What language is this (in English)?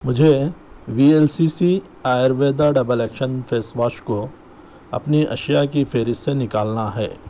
Urdu